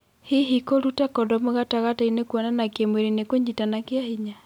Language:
Kikuyu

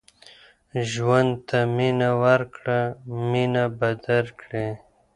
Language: Pashto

